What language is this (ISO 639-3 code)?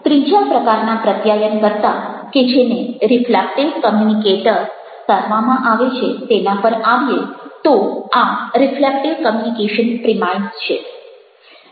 guj